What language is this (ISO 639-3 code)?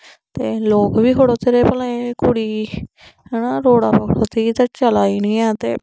doi